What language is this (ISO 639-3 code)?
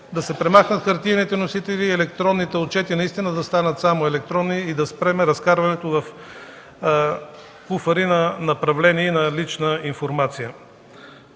bul